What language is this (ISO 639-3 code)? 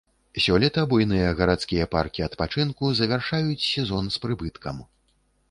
bel